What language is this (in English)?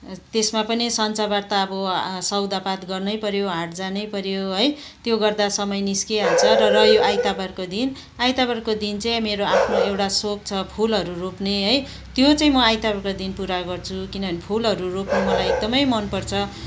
Nepali